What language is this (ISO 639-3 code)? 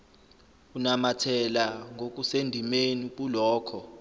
zul